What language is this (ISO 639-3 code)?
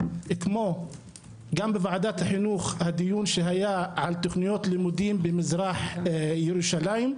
heb